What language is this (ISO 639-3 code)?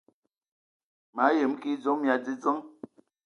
ewo